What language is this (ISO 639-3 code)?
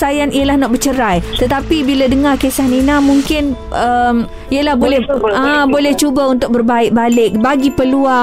msa